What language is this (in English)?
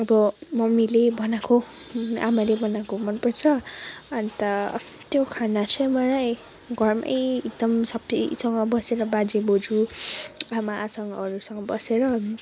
Nepali